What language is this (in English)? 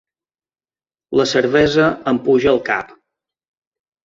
Catalan